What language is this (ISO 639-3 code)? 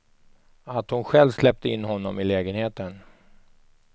swe